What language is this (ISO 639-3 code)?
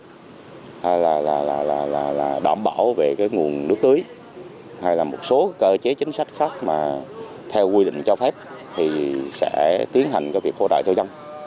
vie